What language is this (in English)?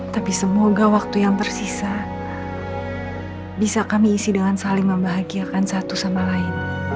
Indonesian